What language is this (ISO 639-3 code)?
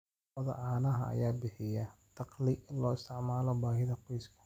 som